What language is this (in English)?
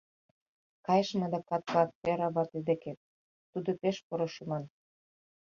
Mari